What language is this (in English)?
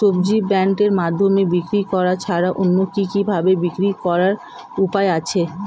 Bangla